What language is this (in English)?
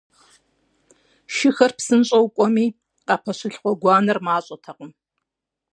Kabardian